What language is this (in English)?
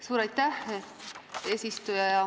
Estonian